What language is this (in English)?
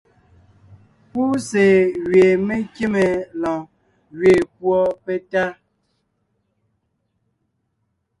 Ngiemboon